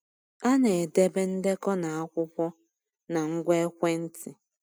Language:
Igbo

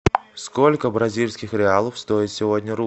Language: Russian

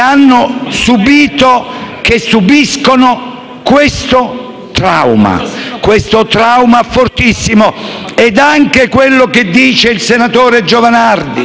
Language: Italian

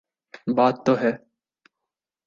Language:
Urdu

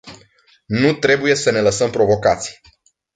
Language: Romanian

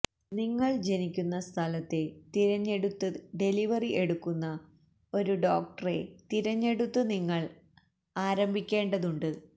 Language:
Malayalam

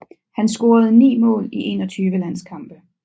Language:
Danish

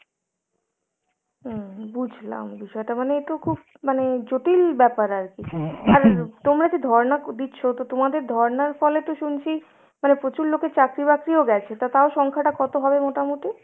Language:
Bangla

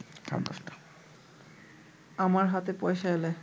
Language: Bangla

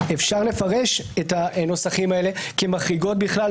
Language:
Hebrew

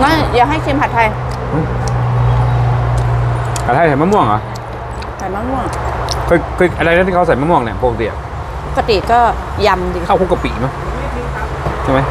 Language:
Thai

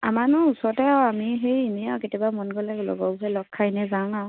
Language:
Assamese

